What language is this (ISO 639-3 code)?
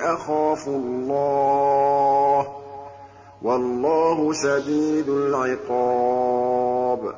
ara